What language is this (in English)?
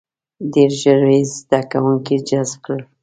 Pashto